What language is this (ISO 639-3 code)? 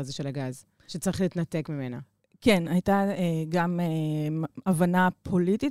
heb